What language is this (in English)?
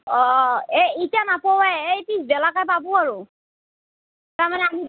Assamese